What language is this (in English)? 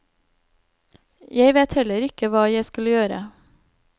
Norwegian